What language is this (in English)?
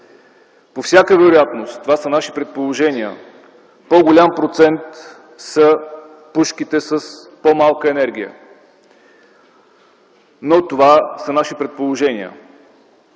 Bulgarian